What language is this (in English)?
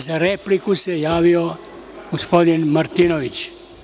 Serbian